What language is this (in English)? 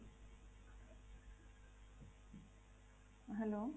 Odia